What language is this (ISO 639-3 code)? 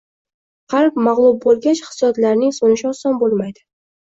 uzb